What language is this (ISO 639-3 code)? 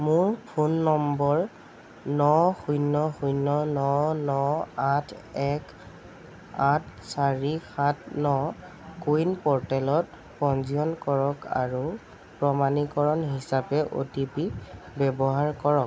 asm